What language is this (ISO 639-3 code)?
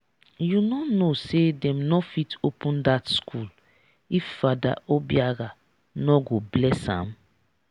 pcm